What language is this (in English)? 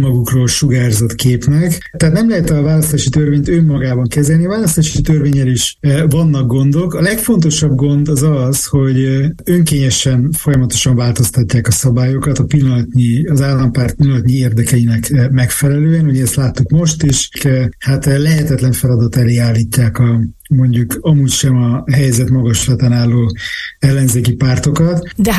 Hungarian